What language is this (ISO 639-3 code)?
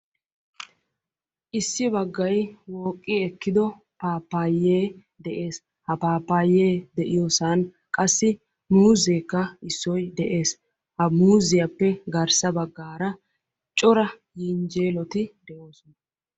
wal